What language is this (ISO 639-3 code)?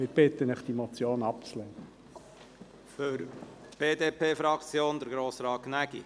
gsw